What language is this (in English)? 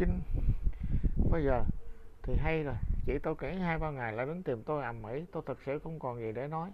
Vietnamese